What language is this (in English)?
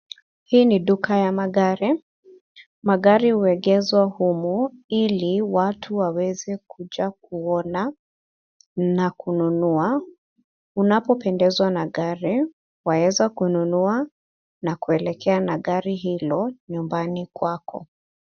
Swahili